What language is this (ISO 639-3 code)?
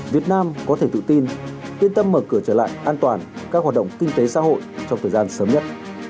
vie